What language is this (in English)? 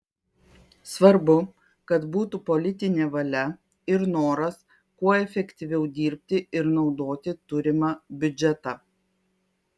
Lithuanian